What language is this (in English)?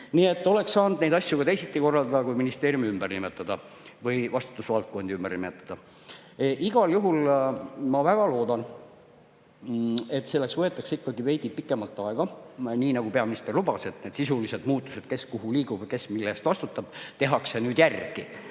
Estonian